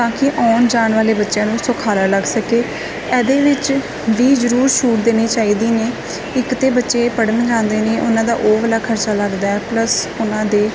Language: Punjabi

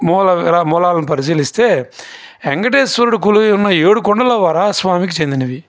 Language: Telugu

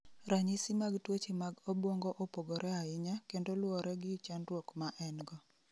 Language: Luo (Kenya and Tanzania)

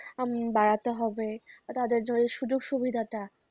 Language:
Bangla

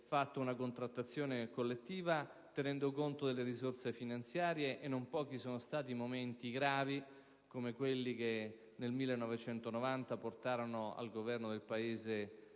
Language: Italian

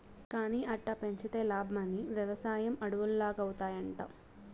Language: Telugu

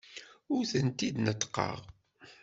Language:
Kabyle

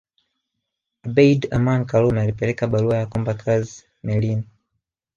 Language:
Swahili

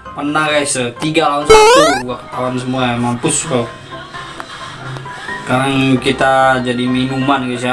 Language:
Indonesian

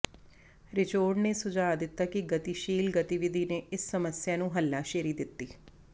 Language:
Punjabi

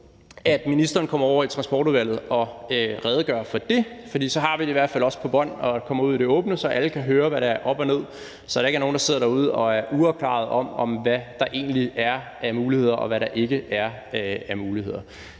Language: Danish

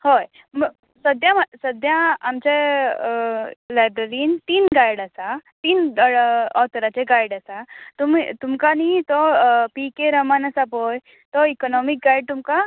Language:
Konkani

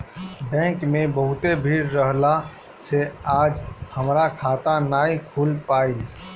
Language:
Bhojpuri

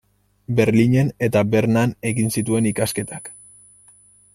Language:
Basque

